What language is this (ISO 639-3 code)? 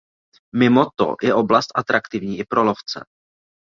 ces